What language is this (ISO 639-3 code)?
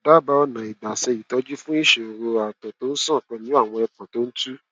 yor